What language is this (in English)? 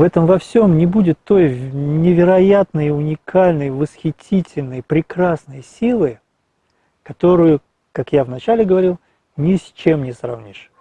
Russian